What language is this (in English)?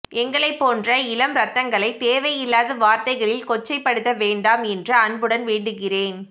Tamil